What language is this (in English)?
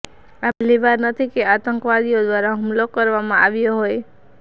Gujarati